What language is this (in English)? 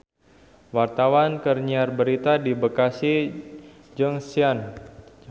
Sundanese